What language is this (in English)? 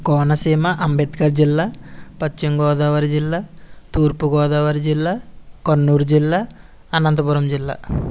Telugu